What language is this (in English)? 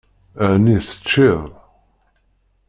Kabyle